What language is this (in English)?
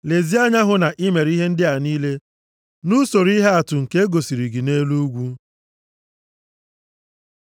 Igbo